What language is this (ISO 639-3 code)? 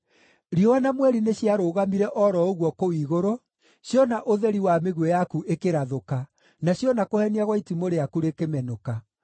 kik